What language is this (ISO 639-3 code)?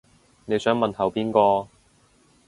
yue